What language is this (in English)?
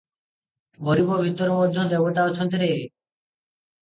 Odia